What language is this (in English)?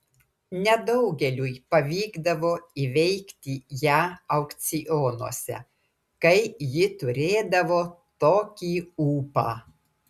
Lithuanian